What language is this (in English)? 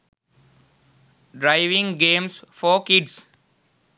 Sinhala